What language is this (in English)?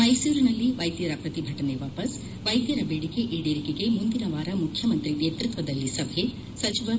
Kannada